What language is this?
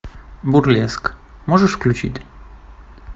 Russian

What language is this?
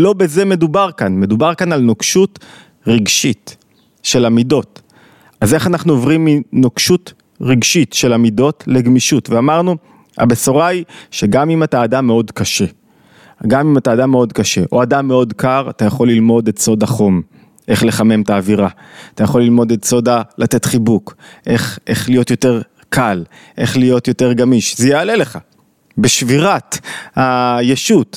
Hebrew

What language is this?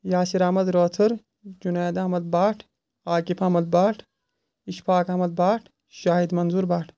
Kashmiri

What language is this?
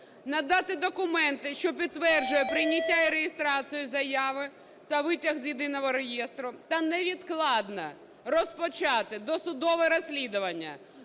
Ukrainian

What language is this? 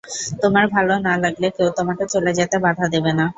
Bangla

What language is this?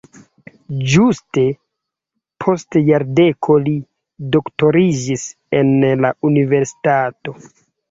Esperanto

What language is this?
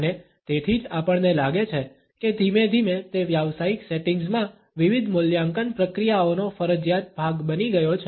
Gujarati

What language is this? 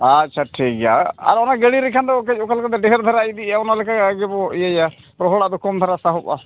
Santali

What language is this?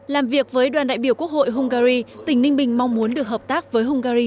Vietnamese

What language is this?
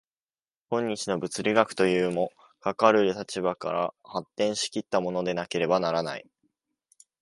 Japanese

